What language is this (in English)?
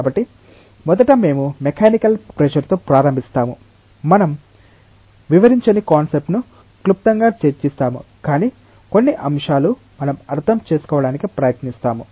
Telugu